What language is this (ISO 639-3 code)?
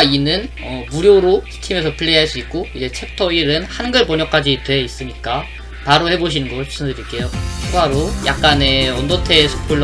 kor